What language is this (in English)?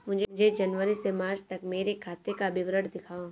Hindi